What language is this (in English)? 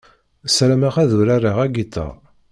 Kabyle